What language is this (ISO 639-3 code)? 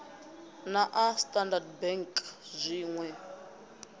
ven